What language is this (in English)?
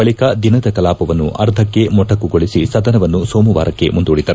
Kannada